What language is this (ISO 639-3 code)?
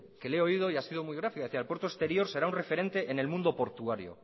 spa